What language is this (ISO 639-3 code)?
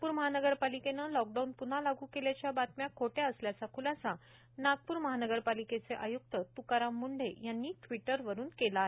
mar